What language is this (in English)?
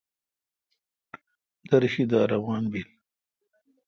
Kalkoti